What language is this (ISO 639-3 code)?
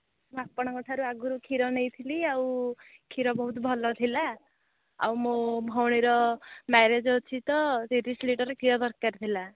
ori